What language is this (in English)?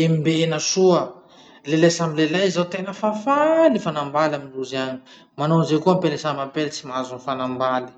Masikoro Malagasy